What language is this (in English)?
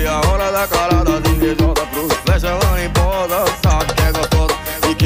Portuguese